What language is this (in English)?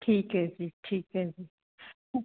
Punjabi